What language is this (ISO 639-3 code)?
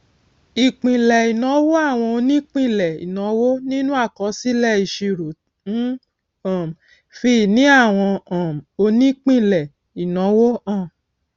yor